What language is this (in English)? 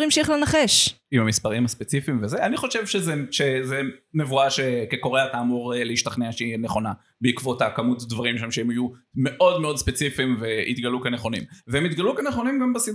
Hebrew